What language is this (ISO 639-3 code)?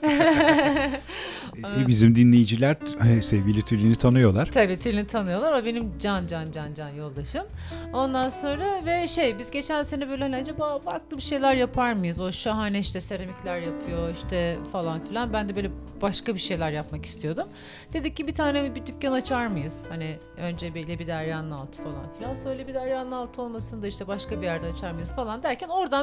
tur